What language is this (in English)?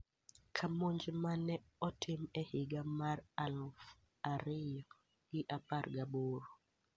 Luo (Kenya and Tanzania)